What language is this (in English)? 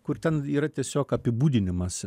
Lithuanian